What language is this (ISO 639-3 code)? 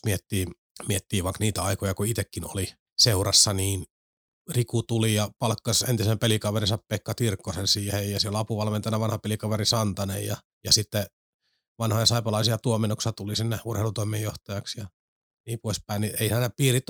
fin